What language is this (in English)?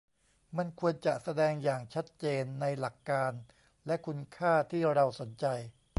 Thai